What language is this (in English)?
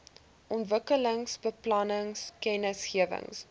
Afrikaans